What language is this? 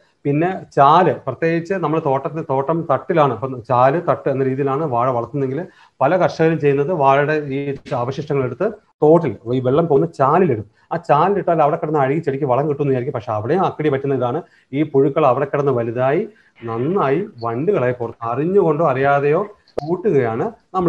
Malayalam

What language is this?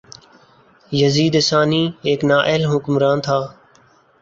Urdu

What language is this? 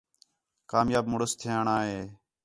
Khetrani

